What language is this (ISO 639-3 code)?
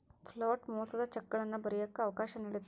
kan